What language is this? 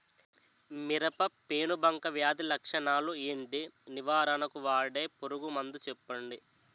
Telugu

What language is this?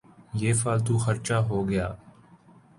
Urdu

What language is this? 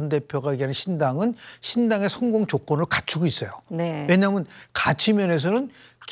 Korean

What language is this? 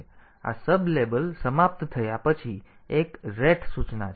Gujarati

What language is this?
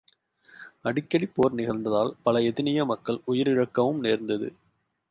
Tamil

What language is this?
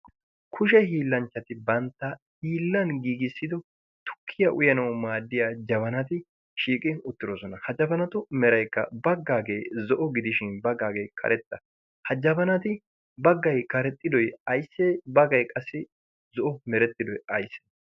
Wolaytta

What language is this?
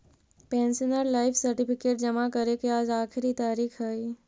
Magahi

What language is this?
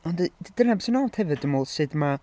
Welsh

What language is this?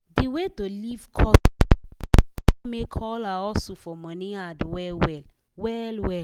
Nigerian Pidgin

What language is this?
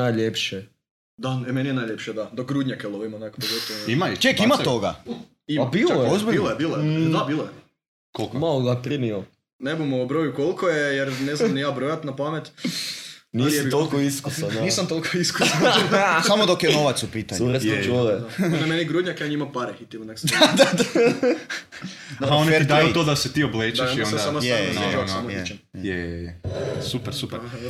Croatian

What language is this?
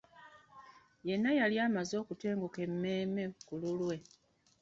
Ganda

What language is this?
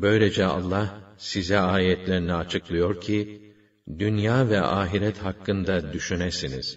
Turkish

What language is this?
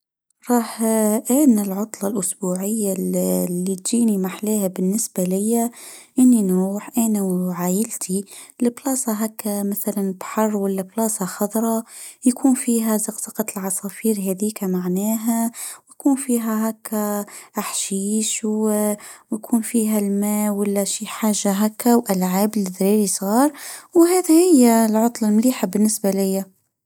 Tunisian Arabic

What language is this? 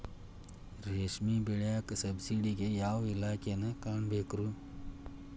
Kannada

